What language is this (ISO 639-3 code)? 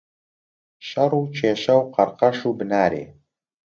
ckb